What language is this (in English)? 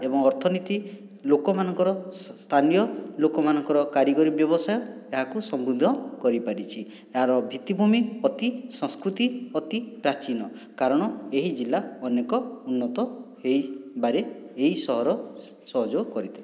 Odia